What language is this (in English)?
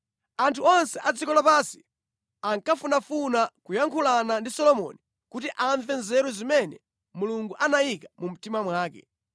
Nyanja